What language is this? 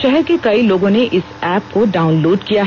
Hindi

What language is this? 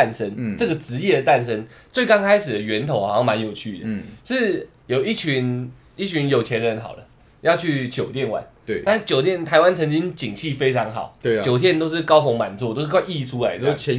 Chinese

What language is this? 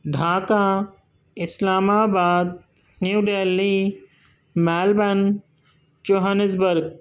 Urdu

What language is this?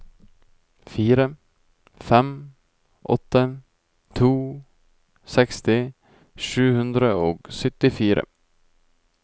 Norwegian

